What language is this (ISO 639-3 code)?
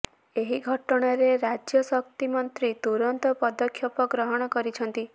ori